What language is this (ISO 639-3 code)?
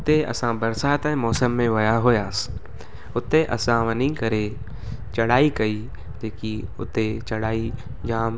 snd